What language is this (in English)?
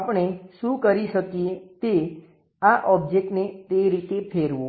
Gujarati